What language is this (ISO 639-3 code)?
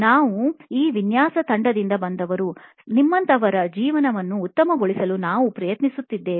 kan